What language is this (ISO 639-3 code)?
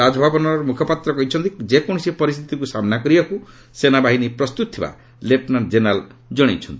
ori